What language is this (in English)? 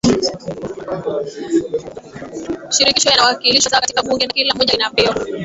Swahili